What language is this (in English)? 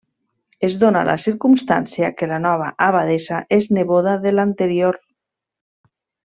Catalan